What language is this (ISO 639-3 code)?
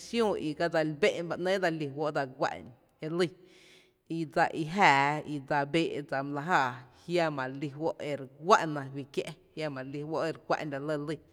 cte